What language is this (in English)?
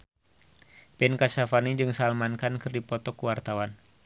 Sundanese